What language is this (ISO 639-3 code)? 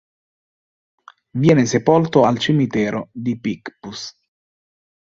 ita